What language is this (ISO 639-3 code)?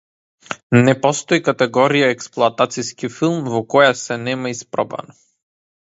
mkd